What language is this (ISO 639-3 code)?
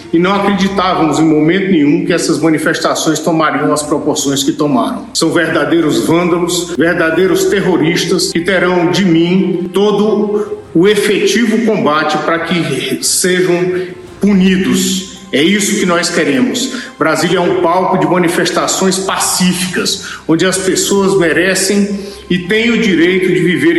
por